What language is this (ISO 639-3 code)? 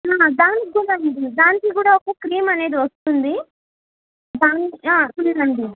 tel